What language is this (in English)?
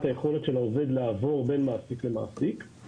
Hebrew